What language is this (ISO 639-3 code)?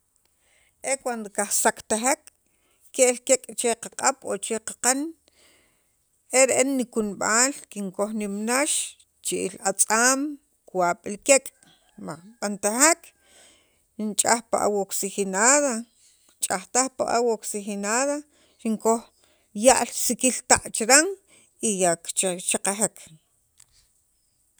quv